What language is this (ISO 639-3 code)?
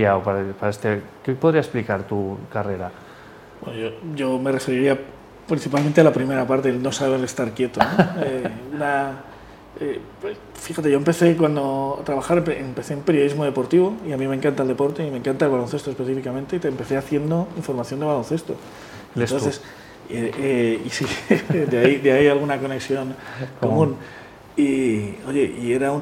spa